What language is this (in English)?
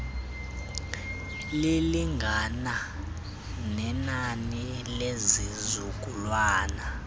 Xhosa